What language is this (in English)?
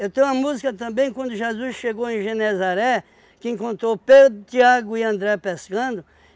Portuguese